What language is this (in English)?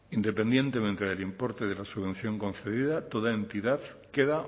Spanish